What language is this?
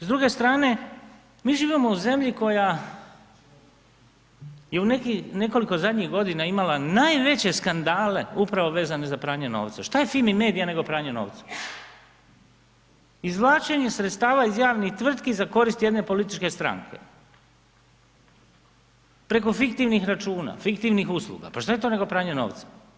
Croatian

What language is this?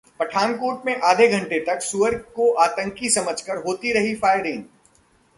Hindi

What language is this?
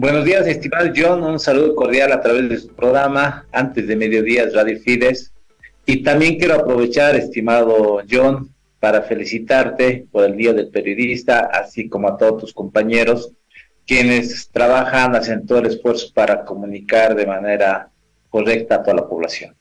Spanish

